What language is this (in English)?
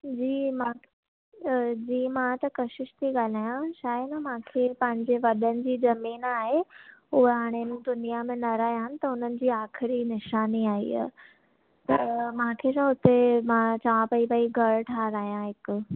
Sindhi